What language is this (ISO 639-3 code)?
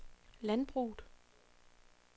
dan